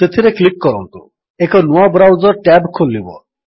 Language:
Odia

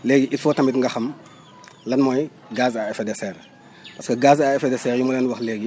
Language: Wolof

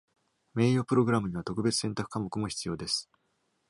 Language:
Japanese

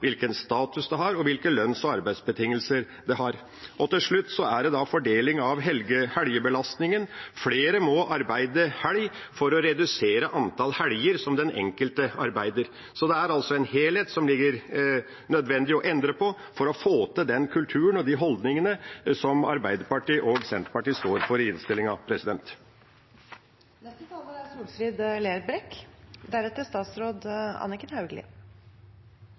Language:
Norwegian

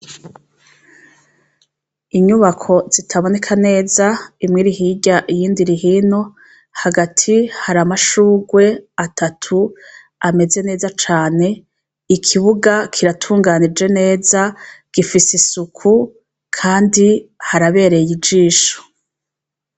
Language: Rundi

